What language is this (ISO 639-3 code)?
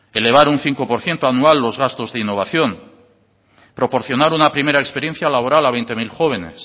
spa